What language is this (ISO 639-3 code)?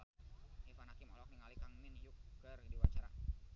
sun